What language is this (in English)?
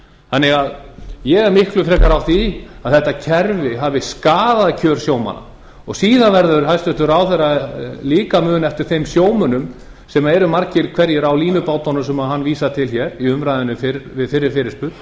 Icelandic